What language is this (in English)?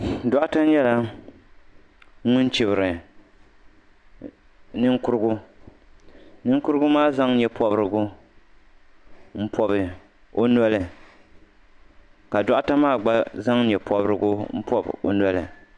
Dagbani